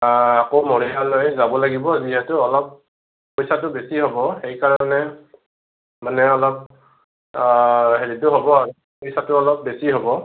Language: Assamese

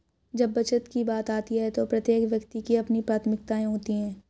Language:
Hindi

